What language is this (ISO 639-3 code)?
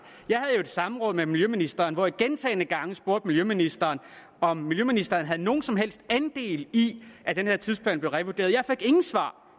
dan